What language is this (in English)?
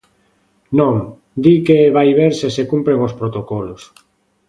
Galician